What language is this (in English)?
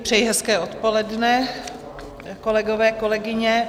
Czech